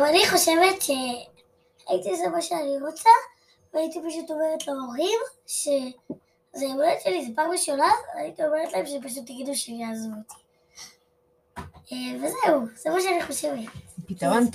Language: Hebrew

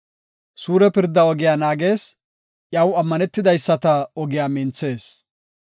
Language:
Gofa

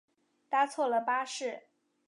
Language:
Chinese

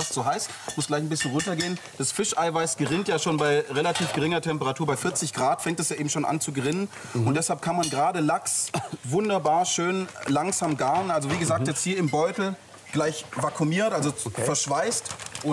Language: German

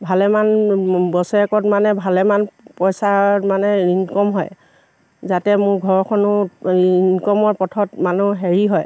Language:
Assamese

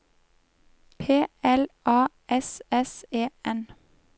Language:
Norwegian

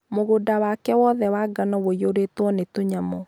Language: Kikuyu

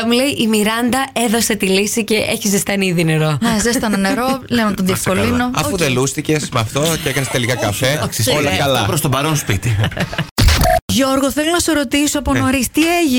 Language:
Greek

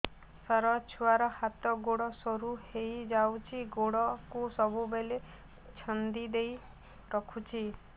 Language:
Odia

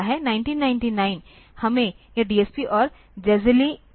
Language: Hindi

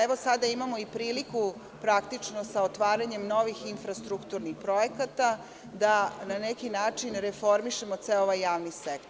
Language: Serbian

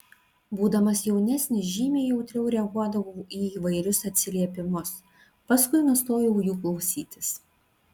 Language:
Lithuanian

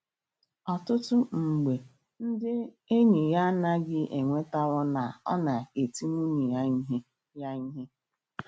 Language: Igbo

